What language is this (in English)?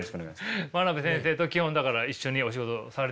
Japanese